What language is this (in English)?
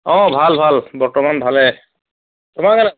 Assamese